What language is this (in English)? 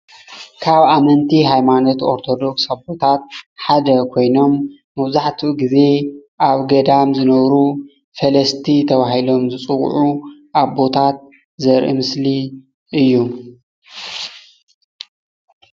Tigrinya